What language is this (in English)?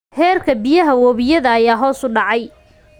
Somali